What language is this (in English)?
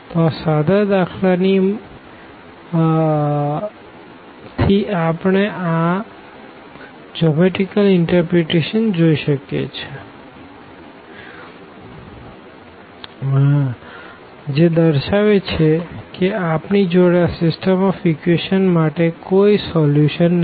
Gujarati